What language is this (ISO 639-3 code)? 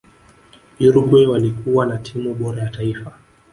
swa